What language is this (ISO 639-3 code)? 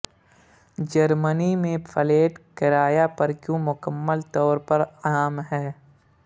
urd